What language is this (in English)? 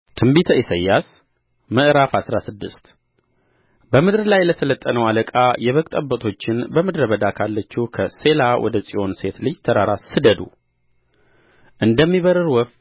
Amharic